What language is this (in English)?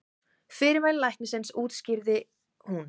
Icelandic